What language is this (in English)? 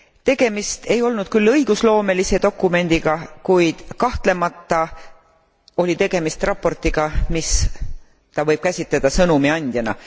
Estonian